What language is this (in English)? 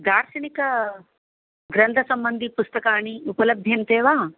Sanskrit